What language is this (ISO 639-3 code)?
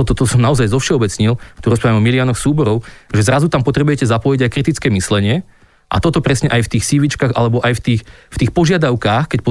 slk